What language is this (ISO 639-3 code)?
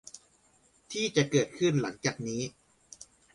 tha